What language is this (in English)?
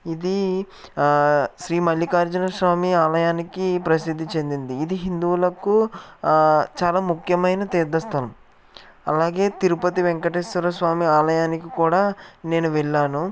Telugu